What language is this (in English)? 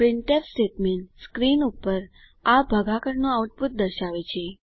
Gujarati